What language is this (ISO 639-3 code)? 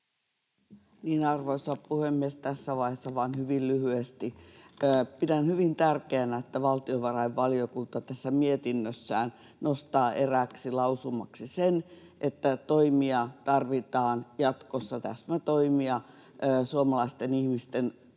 fin